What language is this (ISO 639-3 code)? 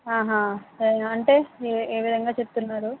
tel